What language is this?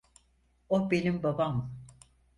Turkish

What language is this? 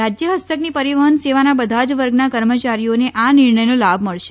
Gujarati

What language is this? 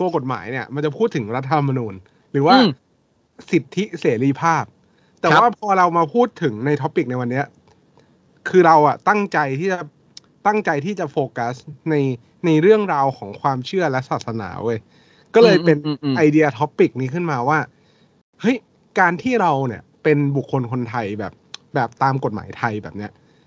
Thai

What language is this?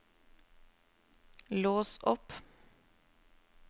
Norwegian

